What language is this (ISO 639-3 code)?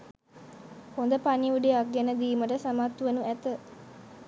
sin